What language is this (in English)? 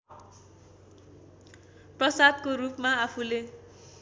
Nepali